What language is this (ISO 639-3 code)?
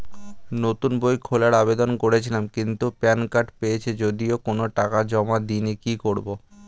ben